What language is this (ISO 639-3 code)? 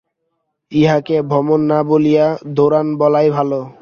ben